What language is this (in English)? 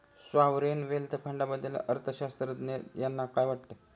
Marathi